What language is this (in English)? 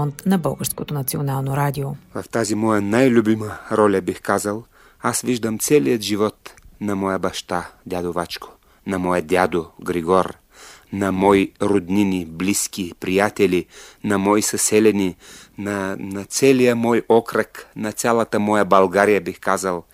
Bulgarian